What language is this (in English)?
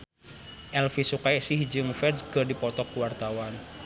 Sundanese